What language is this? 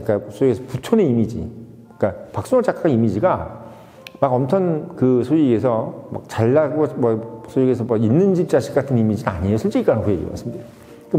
Korean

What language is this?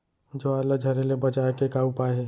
Chhattisgarhi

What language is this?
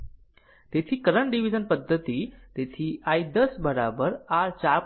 Gujarati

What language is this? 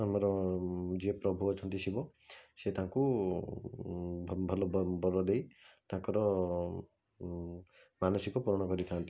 Odia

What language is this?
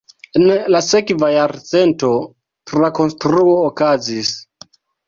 Esperanto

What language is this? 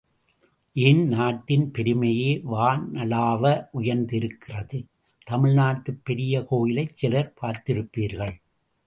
Tamil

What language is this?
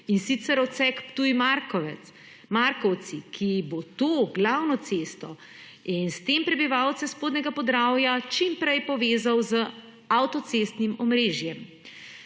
Slovenian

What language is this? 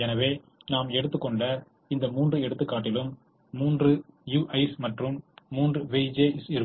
Tamil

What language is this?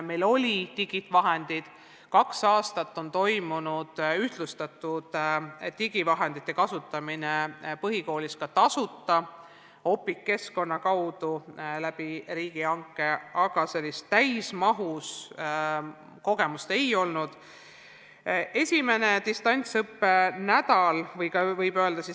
Estonian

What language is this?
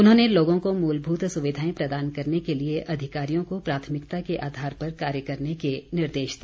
Hindi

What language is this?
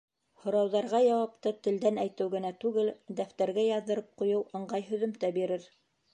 Bashkir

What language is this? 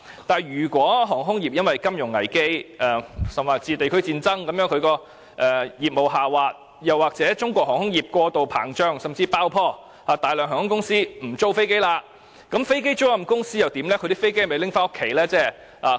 Cantonese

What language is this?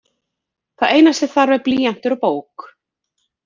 Icelandic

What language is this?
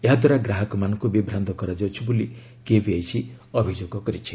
Odia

